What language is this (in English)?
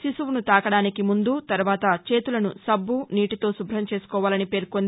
Telugu